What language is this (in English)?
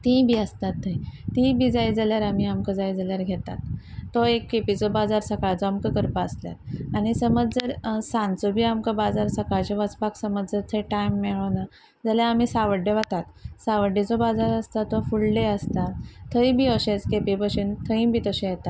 Konkani